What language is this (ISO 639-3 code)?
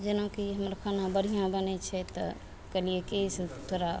mai